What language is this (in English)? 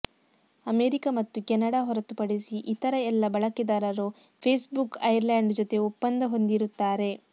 Kannada